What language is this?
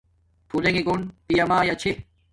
Domaaki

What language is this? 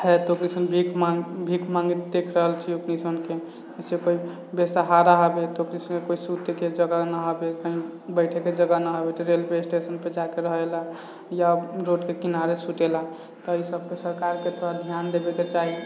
Maithili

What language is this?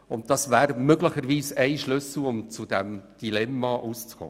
Swiss German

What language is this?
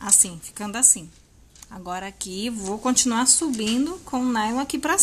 Portuguese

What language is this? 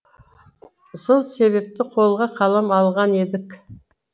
Kazakh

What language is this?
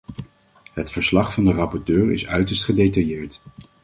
Dutch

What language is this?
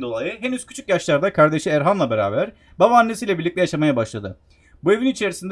Turkish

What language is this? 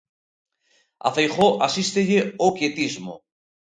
Galician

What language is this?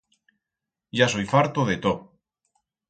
Aragonese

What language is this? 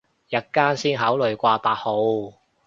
Cantonese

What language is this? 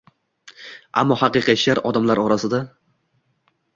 Uzbek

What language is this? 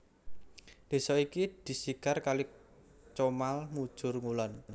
Javanese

